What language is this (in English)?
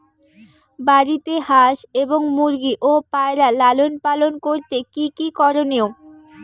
Bangla